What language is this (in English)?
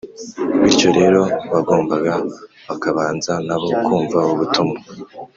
Kinyarwanda